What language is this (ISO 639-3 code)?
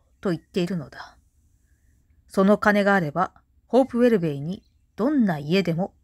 jpn